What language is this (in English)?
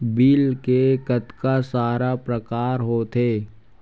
Chhattisgarhi